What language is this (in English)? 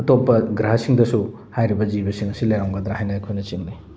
Manipuri